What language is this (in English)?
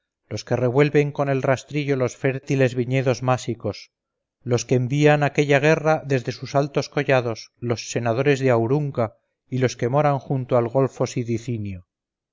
Spanish